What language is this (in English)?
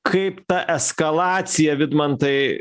Lithuanian